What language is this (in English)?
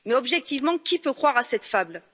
French